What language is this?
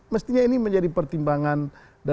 Indonesian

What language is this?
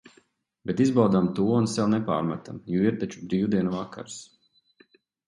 Latvian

